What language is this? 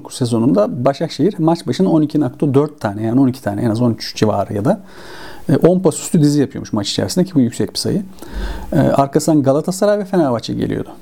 Turkish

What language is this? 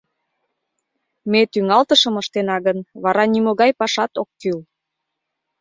Mari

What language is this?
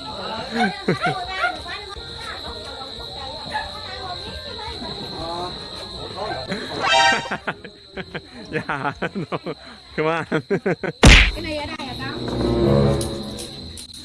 Korean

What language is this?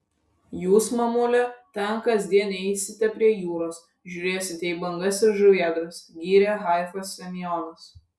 Lithuanian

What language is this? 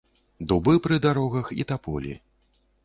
Belarusian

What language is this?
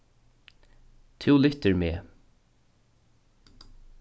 Faroese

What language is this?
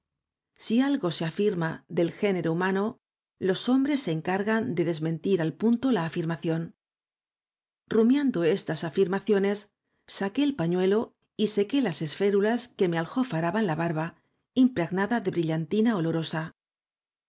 Spanish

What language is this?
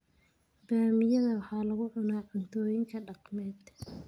Somali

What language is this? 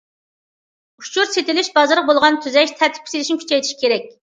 Uyghur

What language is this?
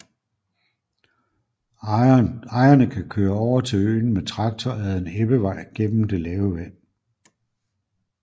Danish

